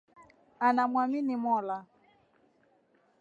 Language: Swahili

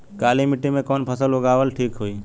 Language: Bhojpuri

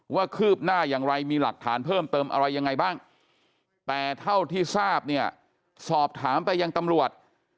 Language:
Thai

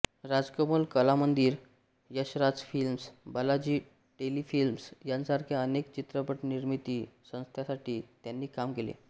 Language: Marathi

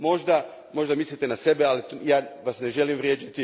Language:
Croatian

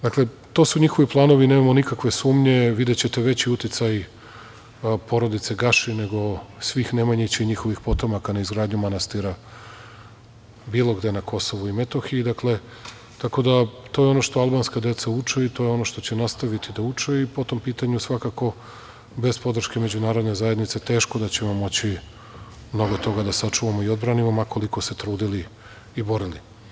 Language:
Serbian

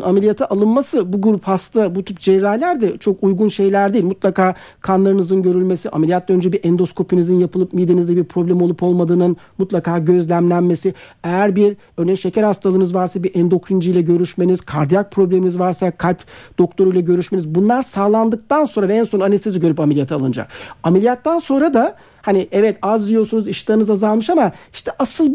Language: Turkish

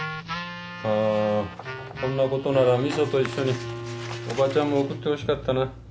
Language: Japanese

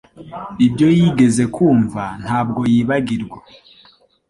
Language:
Kinyarwanda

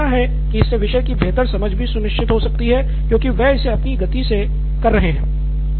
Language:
Hindi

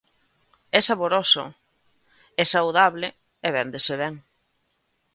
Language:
Galician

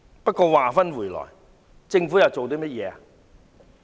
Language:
Cantonese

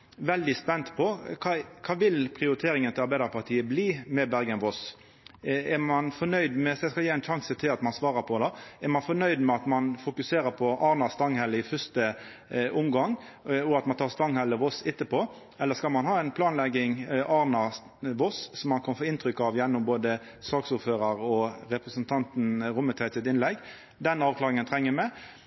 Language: Norwegian Nynorsk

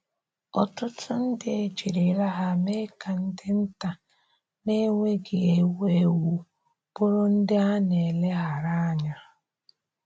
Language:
Igbo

